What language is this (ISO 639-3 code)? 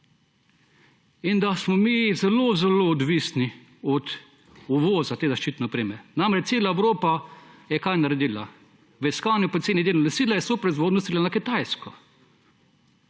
slv